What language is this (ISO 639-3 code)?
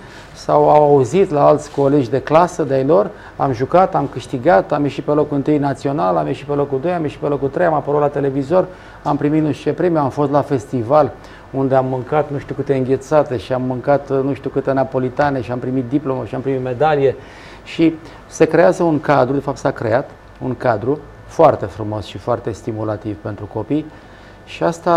ron